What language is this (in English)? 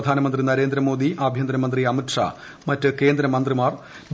Malayalam